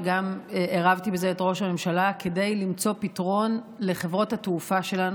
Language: Hebrew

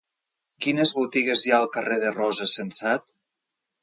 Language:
Catalan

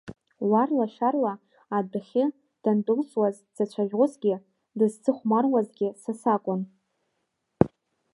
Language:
Abkhazian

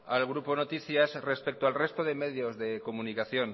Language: Spanish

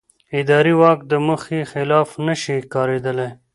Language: Pashto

